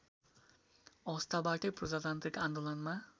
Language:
Nepali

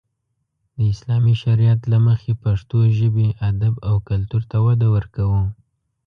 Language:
Pashto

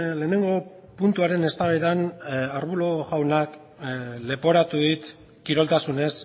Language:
Basque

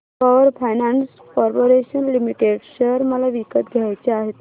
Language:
Marathi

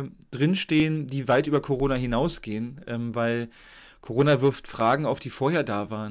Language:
German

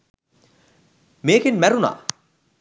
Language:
Sinhala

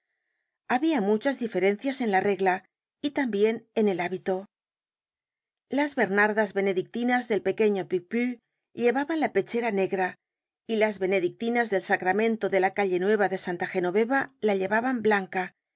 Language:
Spanish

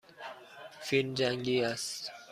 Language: Persian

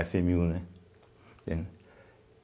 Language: Portuguese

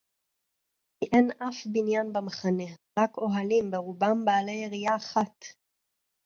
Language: Hebrew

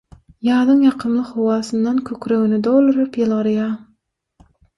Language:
Turkmen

